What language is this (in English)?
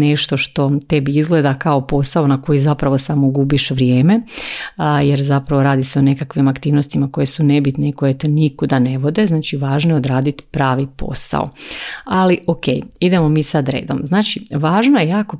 Croatian